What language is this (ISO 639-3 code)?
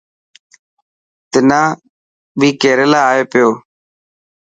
mki